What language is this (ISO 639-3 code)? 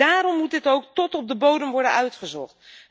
nld